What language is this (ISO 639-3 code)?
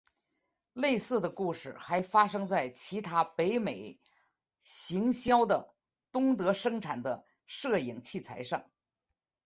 zho